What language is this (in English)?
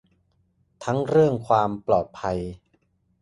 Thai